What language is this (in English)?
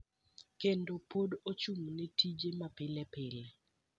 Luo (Kenya and Tanzania)